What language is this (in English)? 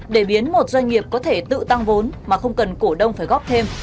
Vietnamese